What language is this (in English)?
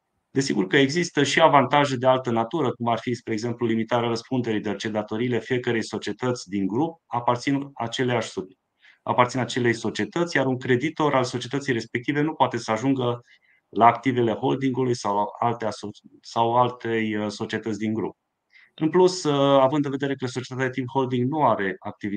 Romanian